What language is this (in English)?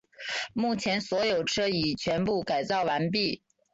Chinese